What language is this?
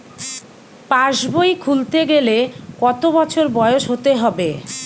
Bangla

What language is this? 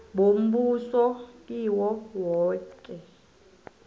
South Ndebele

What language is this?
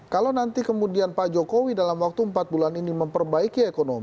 Indonesian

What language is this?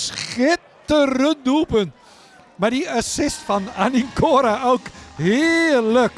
Dutch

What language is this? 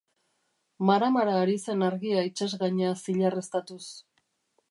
Basque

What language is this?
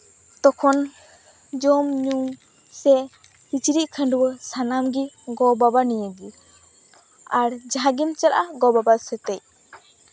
Santali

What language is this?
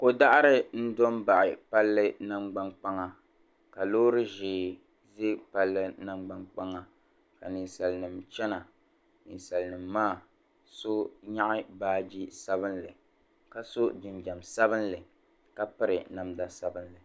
Dagbani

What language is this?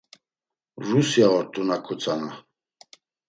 Laz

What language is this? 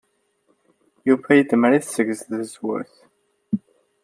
Kabyle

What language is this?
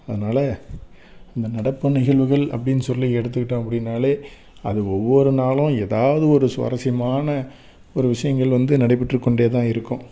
Tamil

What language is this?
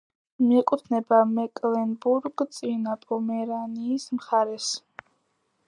Georgian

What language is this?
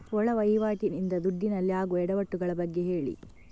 Kannada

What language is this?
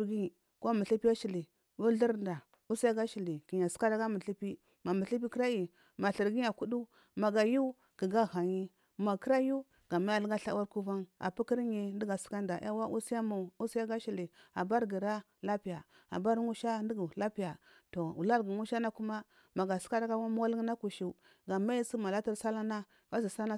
Marghi South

